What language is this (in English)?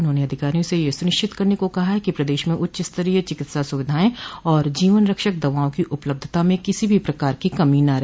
Hindi